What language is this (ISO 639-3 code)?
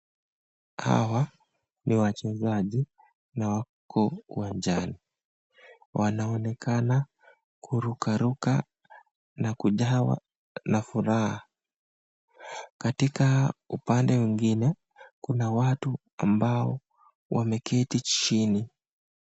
swa